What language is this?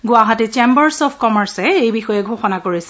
Assamese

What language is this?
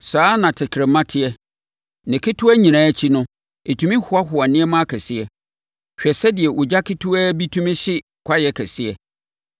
Akan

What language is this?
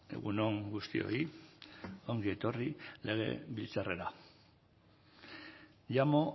Basque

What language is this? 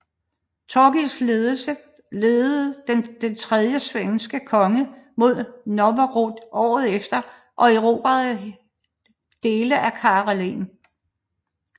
Danish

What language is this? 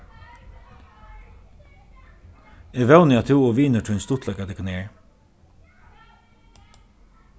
Faroese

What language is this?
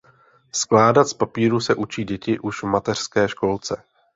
Czech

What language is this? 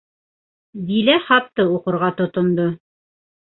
Bashkir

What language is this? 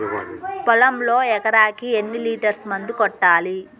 Telugu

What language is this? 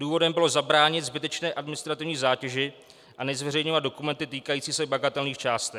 Czech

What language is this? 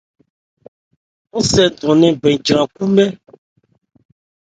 Ebrié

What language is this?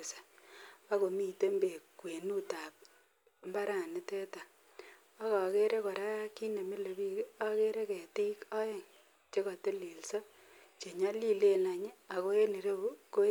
Kalenjin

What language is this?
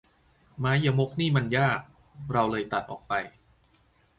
Thai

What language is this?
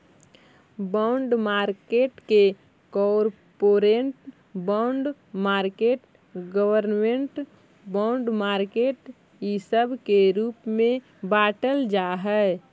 Magahi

